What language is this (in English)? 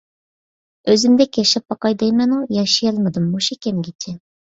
Uyghur